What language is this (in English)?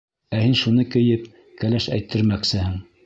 Bashkir